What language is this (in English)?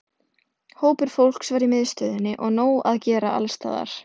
Icelandic